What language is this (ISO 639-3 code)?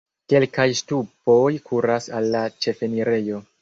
epo